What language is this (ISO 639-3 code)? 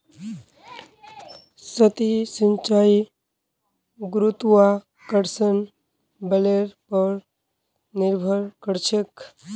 mag